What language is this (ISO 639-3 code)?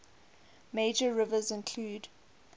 eng